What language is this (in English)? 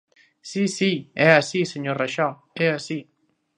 Galician